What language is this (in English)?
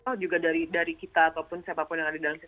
Indonesian